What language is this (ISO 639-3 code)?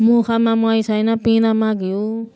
nep